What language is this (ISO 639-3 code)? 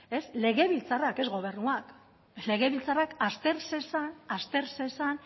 eus